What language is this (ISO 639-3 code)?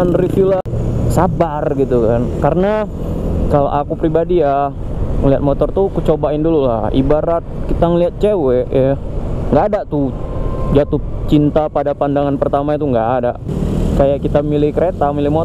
ind